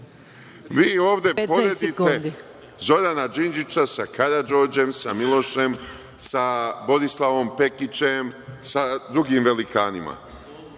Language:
Serbian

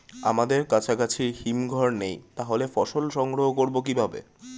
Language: Bangla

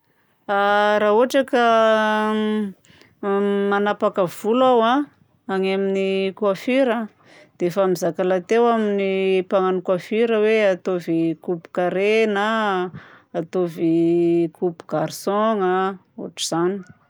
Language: Southern Betsimisaraka Malagasy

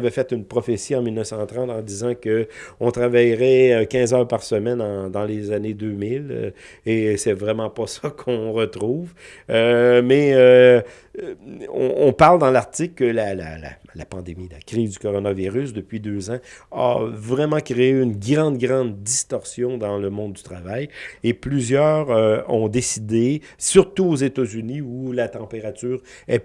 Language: French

